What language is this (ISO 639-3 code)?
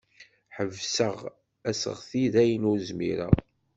kab